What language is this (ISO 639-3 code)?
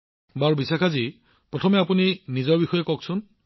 asm